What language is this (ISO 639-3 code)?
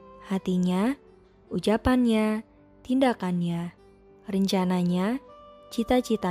ind